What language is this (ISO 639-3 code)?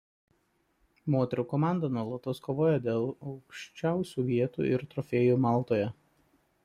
lit